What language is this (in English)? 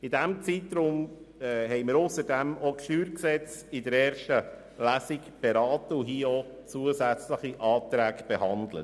Swiss German